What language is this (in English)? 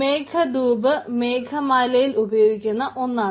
Malayalam